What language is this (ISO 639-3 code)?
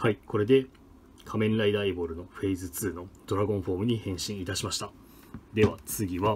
jpn